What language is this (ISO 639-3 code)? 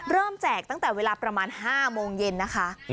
tha